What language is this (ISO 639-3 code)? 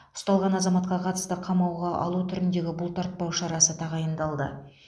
kaz